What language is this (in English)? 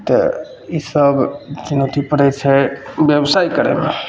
Maithili